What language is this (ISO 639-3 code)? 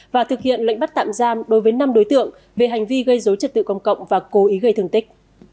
vie